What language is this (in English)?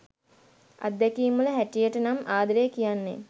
Sinhala